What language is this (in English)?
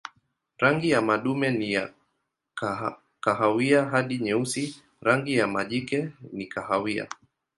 Swahili